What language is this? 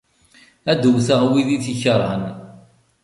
Kabyle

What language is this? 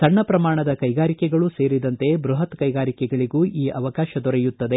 Kannada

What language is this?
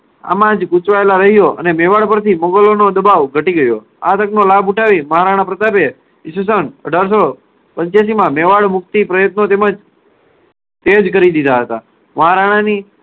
Gujarati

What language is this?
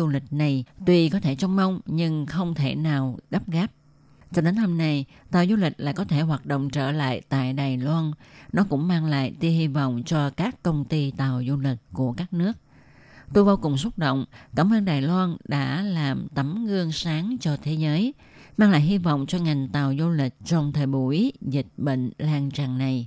Vietnamese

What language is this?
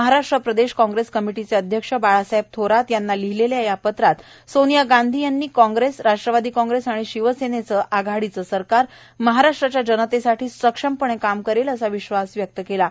Marathi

